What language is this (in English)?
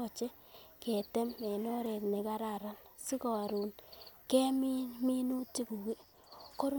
Kalenjin